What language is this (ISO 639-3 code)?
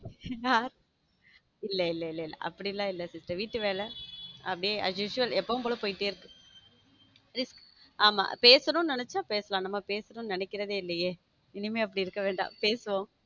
tam